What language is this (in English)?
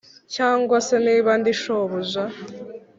Kinyarwanda